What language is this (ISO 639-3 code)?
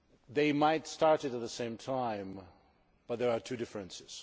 eng